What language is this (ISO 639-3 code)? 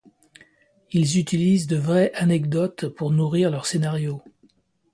fra